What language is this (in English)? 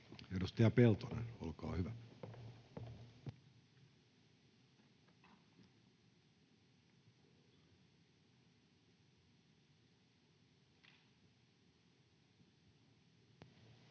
Finnish